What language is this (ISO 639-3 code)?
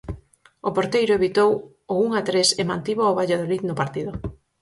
glg